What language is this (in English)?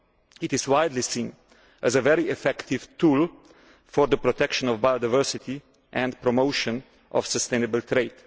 English